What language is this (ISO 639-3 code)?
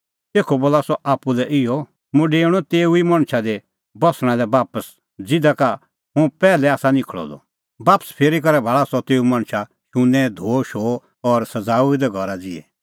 kfx